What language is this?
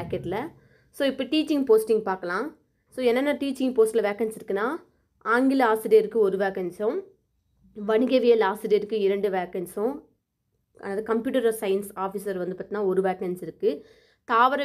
Tamil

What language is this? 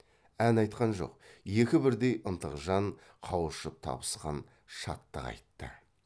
Kazakh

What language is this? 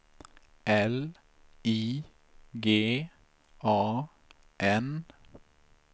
Swedish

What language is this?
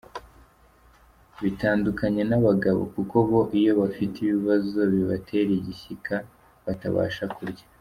Kinyarwanda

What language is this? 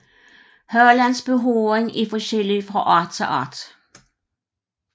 Danish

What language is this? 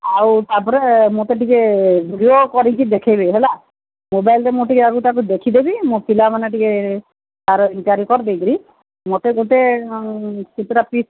Odia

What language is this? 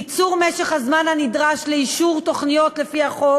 Hebrew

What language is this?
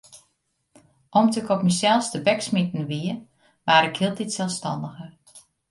Western Frisian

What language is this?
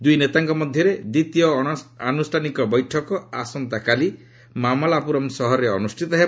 Odia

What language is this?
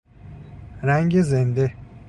Persian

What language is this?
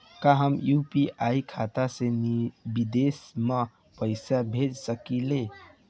Bhojpuri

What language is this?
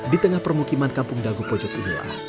Indonesian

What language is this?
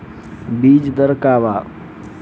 Bhojpuri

